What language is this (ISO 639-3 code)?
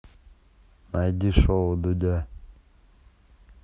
rus